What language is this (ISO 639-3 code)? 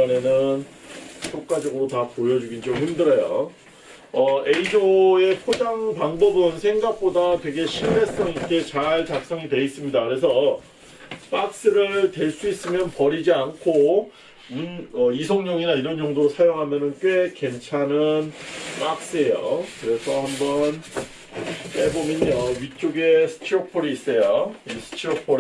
kor